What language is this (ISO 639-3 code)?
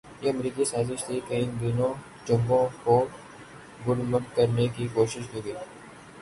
urd